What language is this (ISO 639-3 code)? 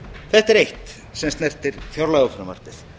isl